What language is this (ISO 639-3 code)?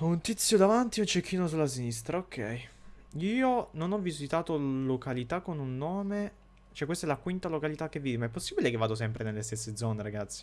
ita